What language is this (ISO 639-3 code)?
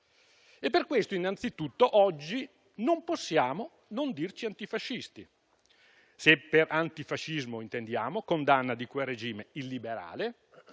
ita